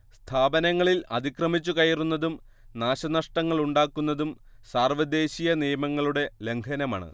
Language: Malayalam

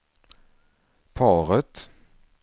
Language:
Swedish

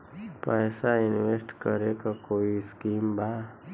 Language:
Bhojpuri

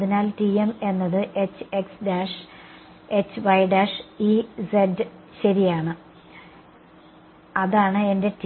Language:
Malayalam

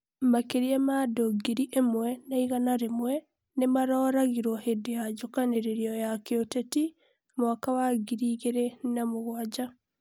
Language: Kikuyu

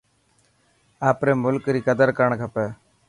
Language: Dhatki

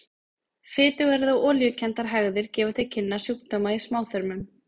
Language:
Icelandic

